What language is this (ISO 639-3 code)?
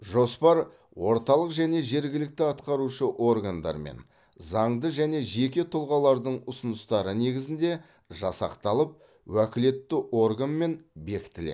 kaz